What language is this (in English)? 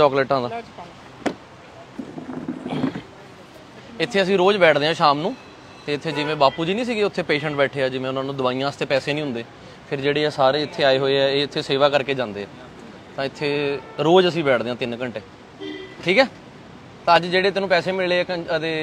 Hindi